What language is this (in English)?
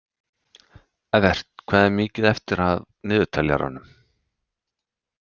Icelandic